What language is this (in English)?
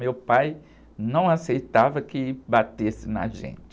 Portuguese